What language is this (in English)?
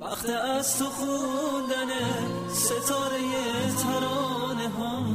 Persian